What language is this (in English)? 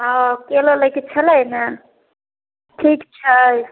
Maithili